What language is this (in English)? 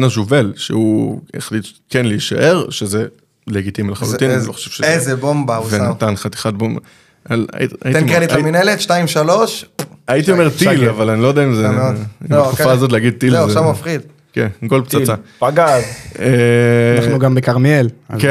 Hebrew